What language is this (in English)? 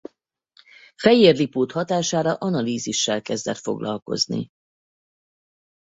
Hungarian